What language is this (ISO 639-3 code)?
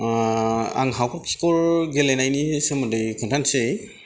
brx